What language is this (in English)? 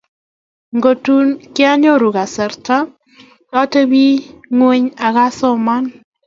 Kalenjin